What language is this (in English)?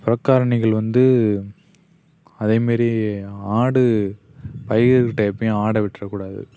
Tamil